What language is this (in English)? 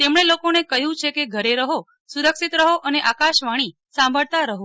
Gujarati